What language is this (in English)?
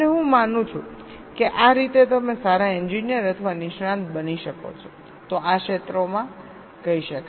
Gujarati